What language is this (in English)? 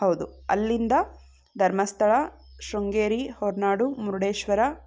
Kannada